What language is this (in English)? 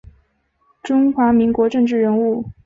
Chinese